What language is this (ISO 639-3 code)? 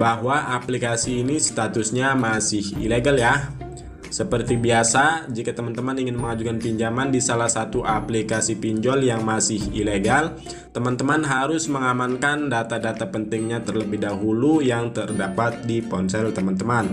ind